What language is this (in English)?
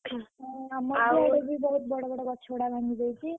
Odia